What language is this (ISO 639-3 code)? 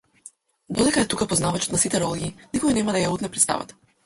mkd